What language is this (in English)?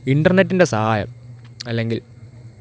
Malayalam